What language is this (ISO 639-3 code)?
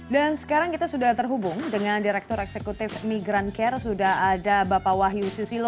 ind